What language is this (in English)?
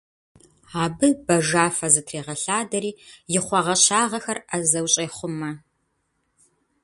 Kabardian